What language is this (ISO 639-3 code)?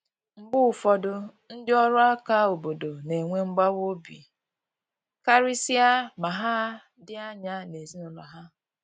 ibo